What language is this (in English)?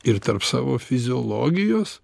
Lithuanian